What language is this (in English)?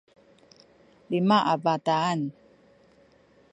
Sakizaya